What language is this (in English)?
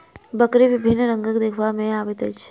Maithili